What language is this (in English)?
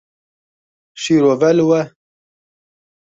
Kurdish